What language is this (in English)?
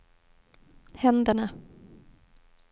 Swedish